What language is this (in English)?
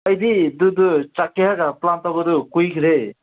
Manipuri